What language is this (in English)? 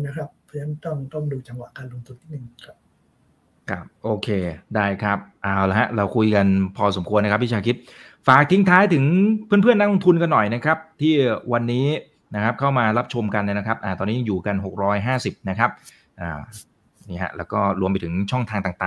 Thai